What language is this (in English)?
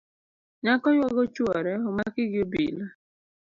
Luo (Kenya and Tanzania)